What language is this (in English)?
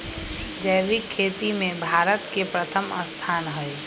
Magahi